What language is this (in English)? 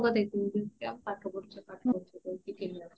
Odia